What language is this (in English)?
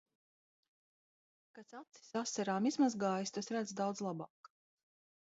Latvian